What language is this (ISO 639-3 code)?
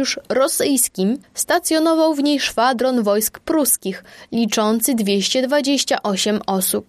pol